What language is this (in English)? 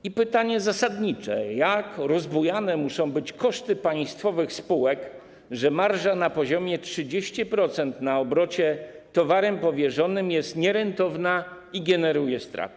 Polish